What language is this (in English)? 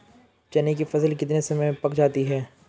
Hindi